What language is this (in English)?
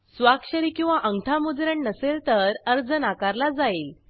Marathi